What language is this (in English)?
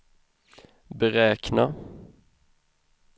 Swedish